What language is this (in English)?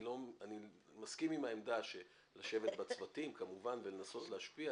Hebrew